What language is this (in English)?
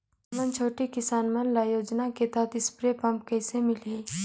Chhattisgarhi